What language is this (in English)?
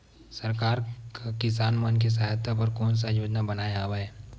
Chhattisgarhi